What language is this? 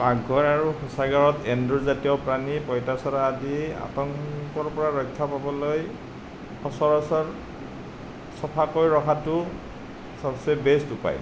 Assamese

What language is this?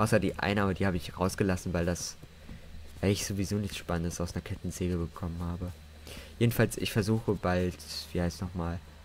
German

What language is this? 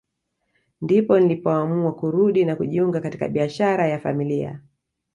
Swahili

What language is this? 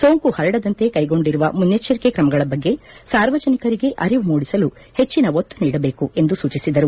Kannada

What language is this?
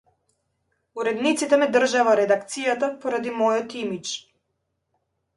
Macedonian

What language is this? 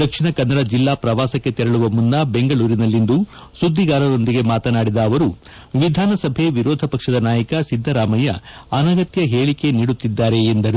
Kannada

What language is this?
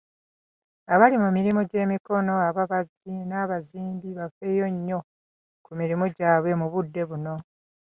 Ganda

